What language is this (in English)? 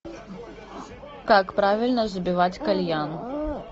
Russian